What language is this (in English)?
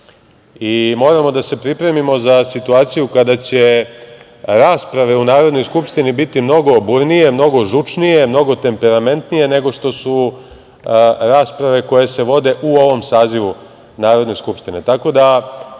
Serbian